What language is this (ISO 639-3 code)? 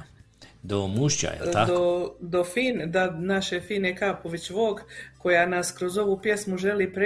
hrv